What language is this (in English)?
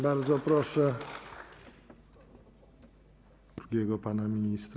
Polish